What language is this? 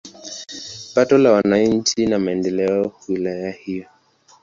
Swahili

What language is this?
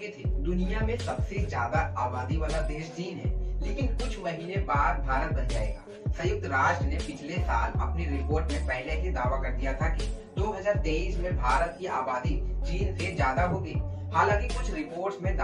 Hindi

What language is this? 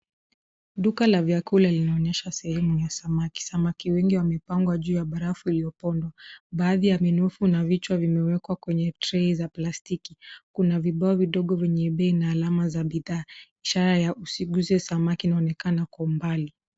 Swahili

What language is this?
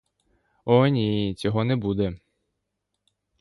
Ukrainian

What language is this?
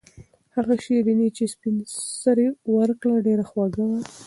Pashto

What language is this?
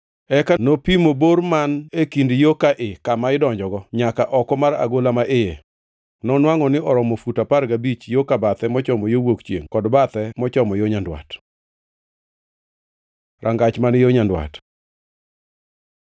Luo (Kenya and Tanzania)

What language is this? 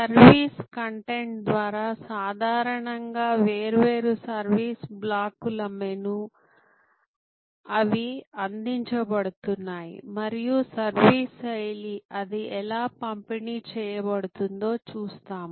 Telugu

